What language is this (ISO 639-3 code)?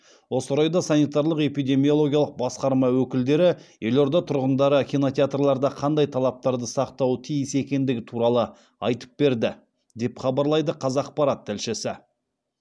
kaz